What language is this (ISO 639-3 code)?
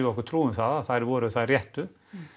isl